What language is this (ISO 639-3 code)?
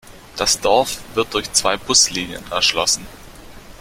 deu